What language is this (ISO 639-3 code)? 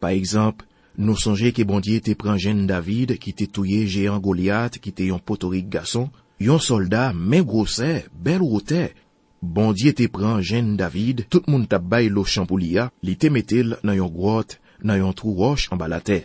fra